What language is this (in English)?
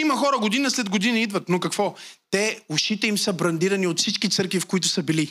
Bulgarian